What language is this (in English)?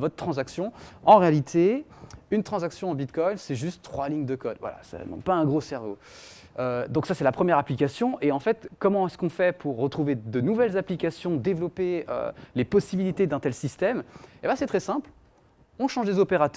French